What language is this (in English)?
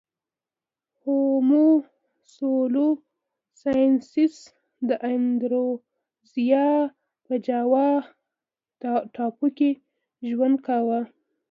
Pashto